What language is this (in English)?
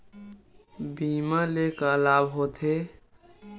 Chhattisgarhi